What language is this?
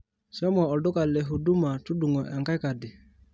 Masai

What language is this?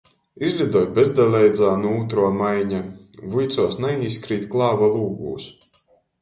Latgalian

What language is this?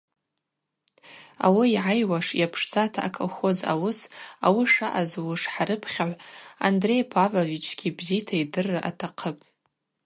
Abaza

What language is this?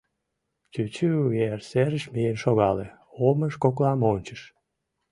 Mari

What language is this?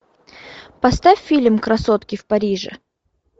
Russian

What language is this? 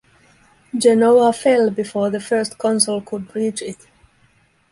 English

